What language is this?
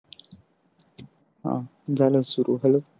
Marathi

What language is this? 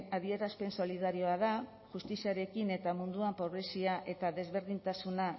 Basque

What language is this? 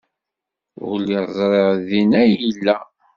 Kabyle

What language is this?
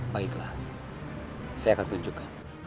Indonesian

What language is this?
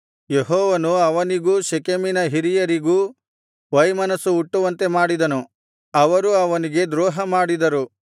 Kannada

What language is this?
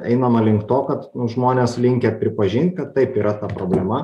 Lithuanian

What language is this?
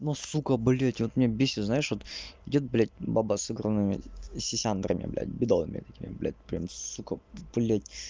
Russian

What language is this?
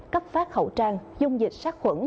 Vietnamese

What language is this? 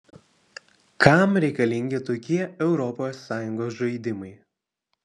Lithuanian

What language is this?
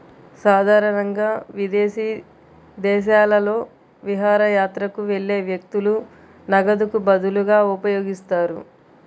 Telugu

